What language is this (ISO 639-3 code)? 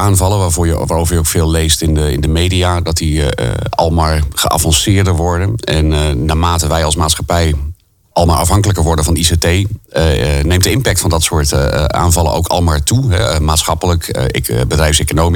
nld